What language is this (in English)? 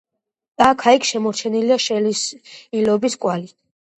Georgian